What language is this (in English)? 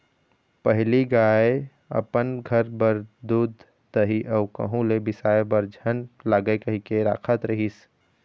Chhattisgarhi